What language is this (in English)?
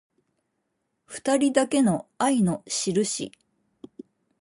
Japanese